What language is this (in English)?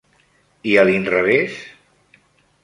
Catalan